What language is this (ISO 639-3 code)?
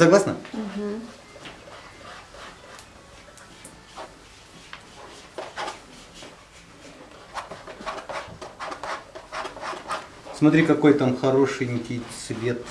rus